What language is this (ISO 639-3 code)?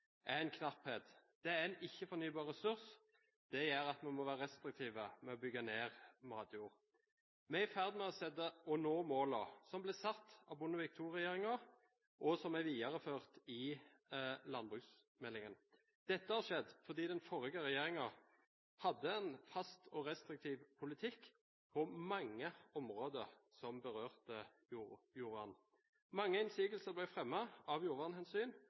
nob